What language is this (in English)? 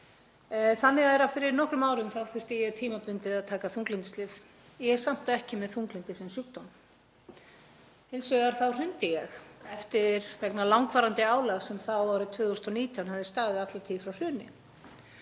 Icelandic